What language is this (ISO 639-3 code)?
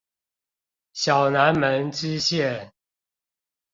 zho